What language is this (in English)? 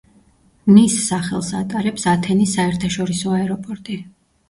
Georgian